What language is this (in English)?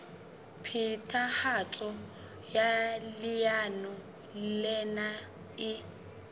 Southern Sotho